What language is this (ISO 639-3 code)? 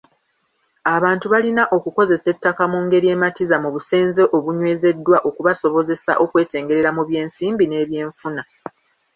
lug